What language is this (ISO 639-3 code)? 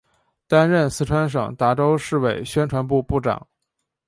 zho